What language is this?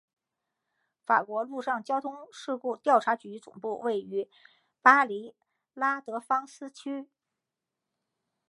Chinese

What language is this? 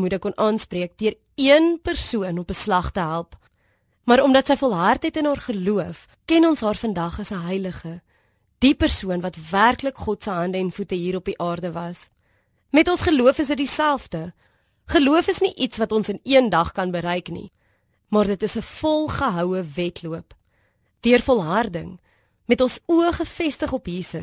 Dutch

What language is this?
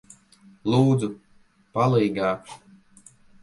Latvian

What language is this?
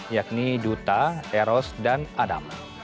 Indonesian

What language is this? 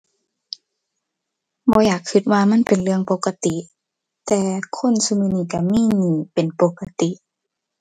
Thai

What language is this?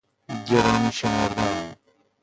Persian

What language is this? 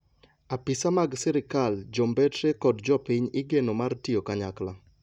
Luo (Kenya and Tanzania)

